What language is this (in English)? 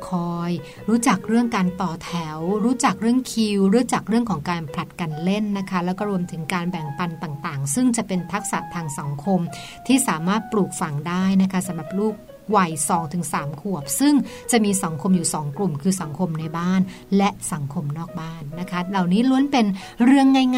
Thai